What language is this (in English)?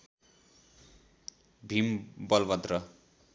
Nepali